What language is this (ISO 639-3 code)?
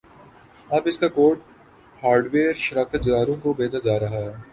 urd